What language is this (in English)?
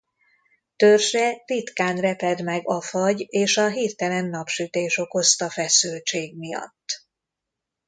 Hungarian